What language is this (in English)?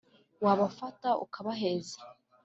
Kinyarwanda